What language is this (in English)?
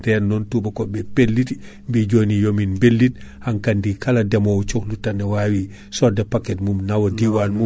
Fula